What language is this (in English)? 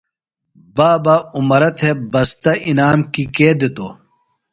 Phalura